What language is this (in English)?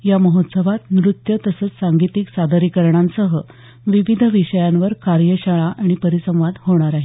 Marathi